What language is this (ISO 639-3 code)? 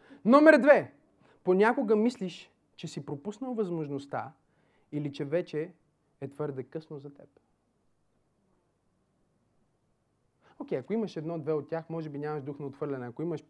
bul